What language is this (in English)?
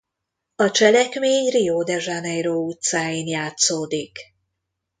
Hungarian